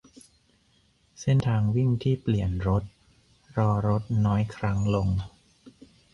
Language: Thai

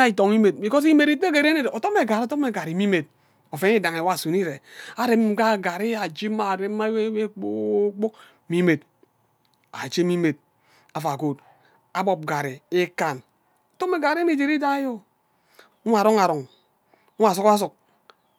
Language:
Ubaghara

